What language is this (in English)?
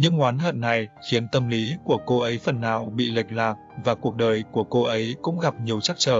Vietnamese